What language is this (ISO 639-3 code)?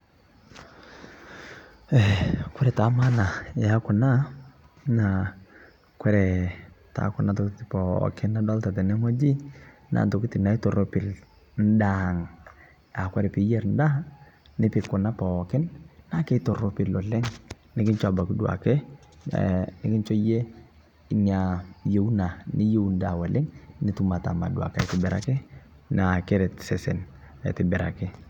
mas